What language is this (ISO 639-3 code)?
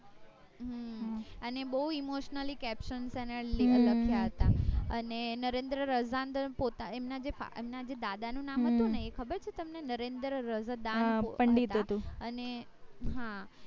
guj